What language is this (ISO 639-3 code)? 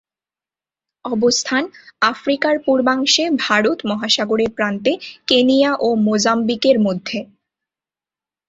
ben